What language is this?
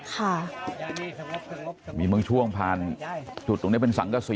Thai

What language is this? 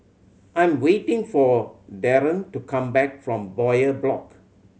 English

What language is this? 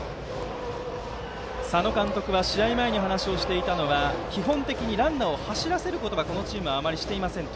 Japanese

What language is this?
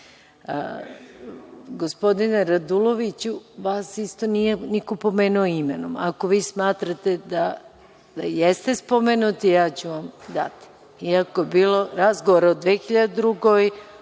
Serbian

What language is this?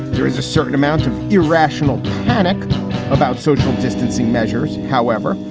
English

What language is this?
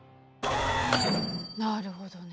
Japanese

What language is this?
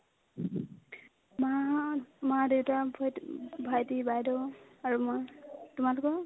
Assamese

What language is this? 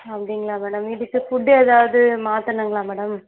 Tamil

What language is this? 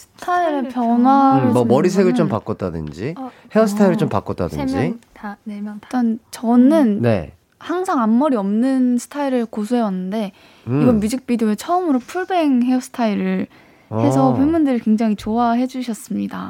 Korean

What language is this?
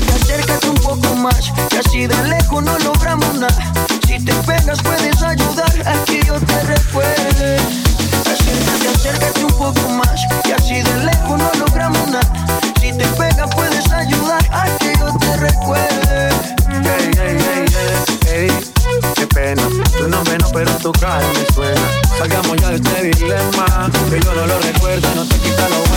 Italian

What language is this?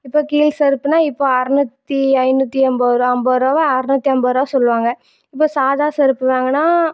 Tamil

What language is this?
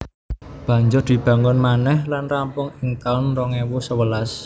Javanese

